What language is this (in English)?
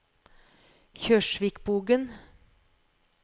Norwegian